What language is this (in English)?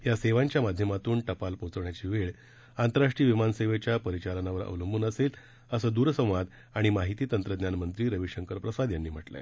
Marathi